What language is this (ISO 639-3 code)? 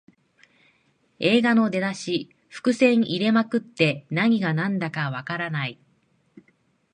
jpn